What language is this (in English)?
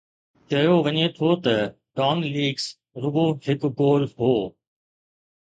Sindhi